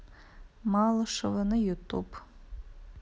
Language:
Russian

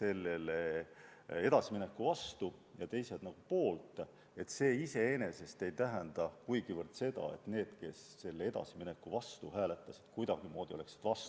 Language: Estonian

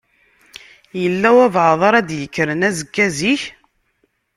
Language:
Kabyle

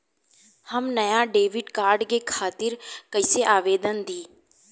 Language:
Bhojpuri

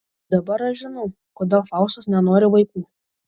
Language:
Lithuanian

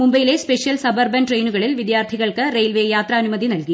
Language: Malayalam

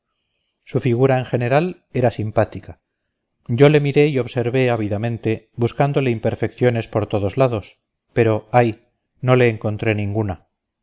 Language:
Spanish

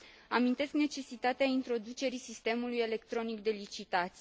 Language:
Romanian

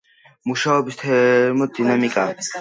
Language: Georgian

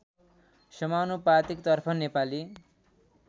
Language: Nepali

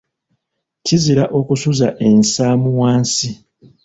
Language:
Ganda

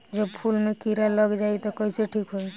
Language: Bhojpuri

